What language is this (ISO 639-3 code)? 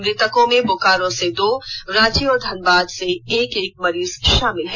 hin